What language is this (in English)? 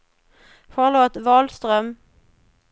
Swedish